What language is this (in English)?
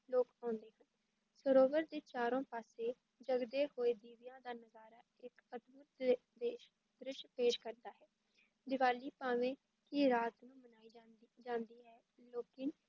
Punjabi